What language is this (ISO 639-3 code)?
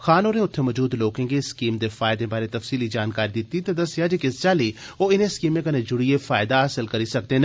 doi